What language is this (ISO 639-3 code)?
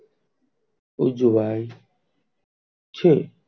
guj